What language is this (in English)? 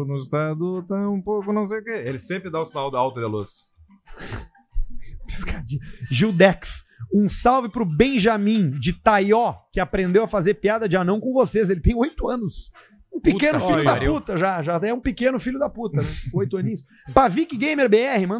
Portuguese